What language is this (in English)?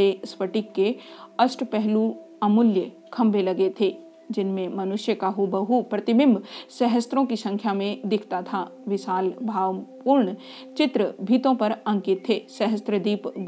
Hindi